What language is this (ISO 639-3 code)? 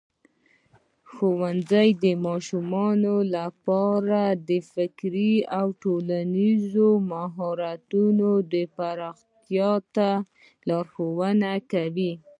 pus